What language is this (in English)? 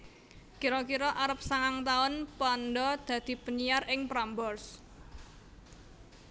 Javanese